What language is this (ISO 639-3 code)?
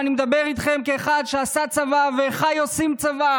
heb